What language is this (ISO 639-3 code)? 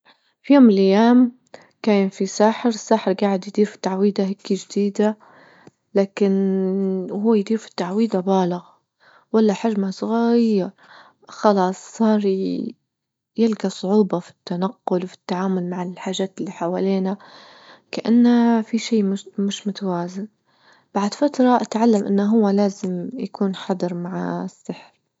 ayl